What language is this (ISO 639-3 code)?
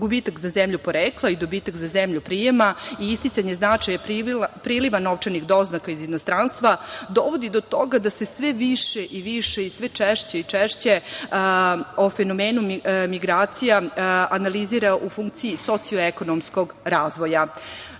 srp